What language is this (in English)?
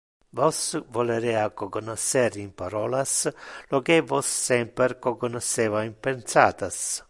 Interlingua